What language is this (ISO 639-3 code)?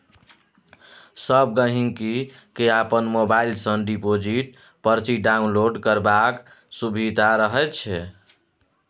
mai